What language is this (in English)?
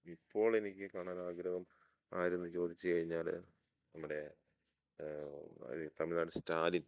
Malayalam